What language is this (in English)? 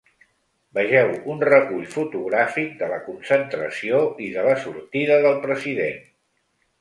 Catalan